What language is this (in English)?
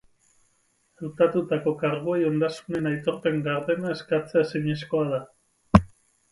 Basque